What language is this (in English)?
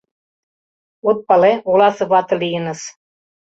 Mari